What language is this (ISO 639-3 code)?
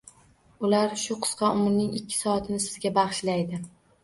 uzb